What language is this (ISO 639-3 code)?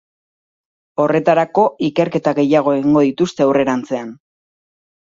eus